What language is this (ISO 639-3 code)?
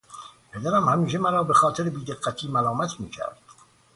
fas